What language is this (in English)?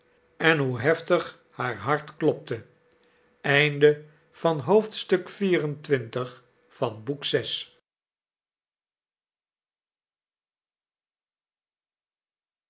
Dutch